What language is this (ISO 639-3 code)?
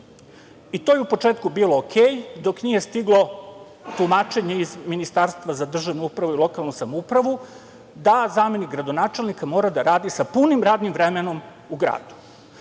srp